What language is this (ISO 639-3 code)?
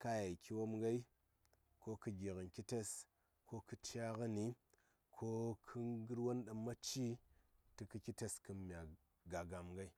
say